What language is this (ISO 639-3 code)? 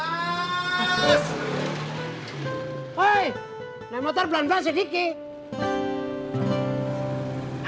ind